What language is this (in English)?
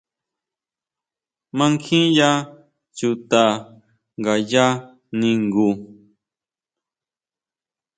Huautla Mazatec